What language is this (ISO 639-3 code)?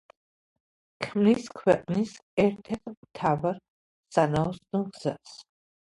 kat